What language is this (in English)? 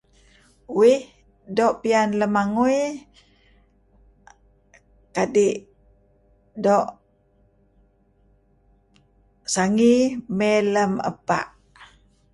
Kelabit